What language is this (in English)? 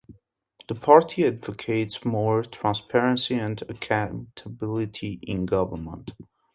English